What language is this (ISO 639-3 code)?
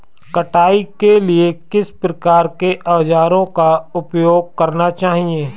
hin